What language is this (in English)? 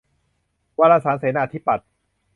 Thai